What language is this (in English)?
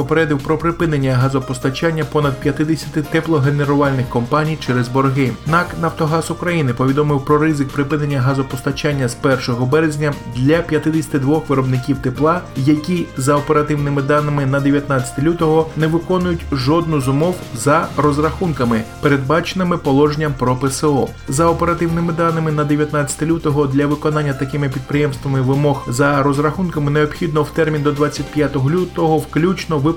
Ukrainian